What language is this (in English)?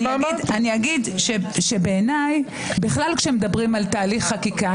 Hebrew